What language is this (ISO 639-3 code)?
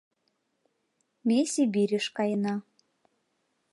chm